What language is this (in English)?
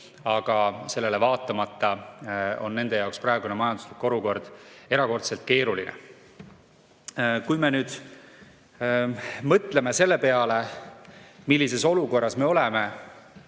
Estonian